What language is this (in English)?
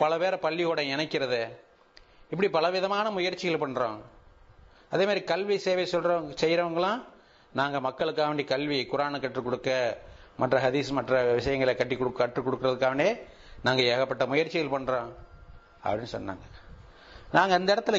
Tamil